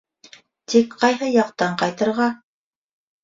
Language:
Bashkir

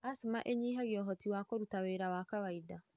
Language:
Kikuyu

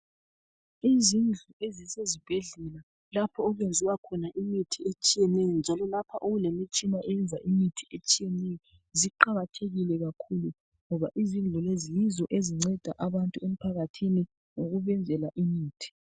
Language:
North Ndebele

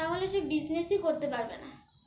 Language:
Bangla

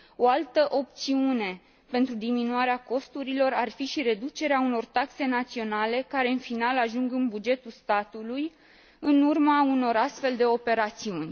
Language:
Romanian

